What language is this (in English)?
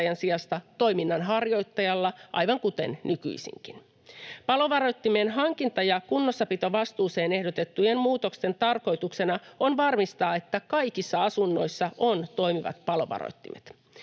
Finnish